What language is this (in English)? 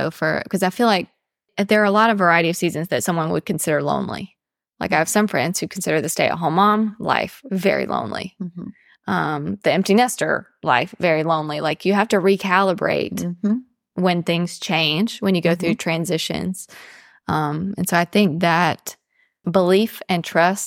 English